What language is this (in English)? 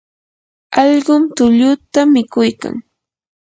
Yanahuanca Pasco Quechua